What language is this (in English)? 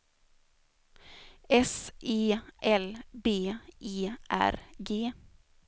Swedish